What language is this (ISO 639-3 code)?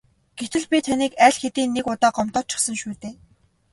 mon